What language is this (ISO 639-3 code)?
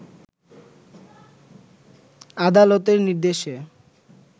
ben